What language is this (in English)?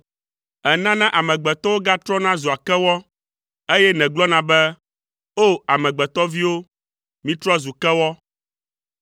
Ewe